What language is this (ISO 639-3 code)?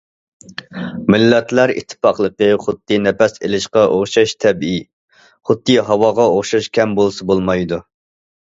uig